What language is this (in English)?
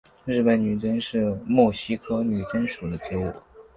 Chinese